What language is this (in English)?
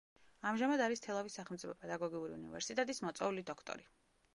Georgian